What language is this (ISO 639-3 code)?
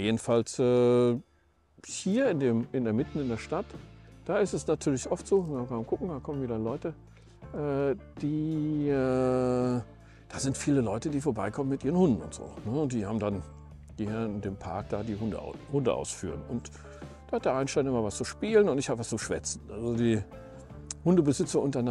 deu